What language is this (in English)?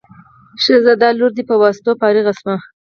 Pashto